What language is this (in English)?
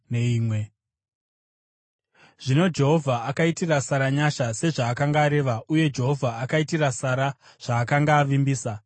Shona